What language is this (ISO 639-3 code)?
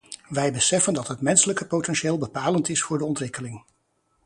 nld